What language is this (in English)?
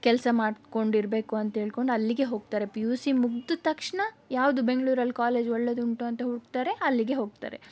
Kannada